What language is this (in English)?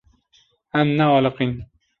Kurdish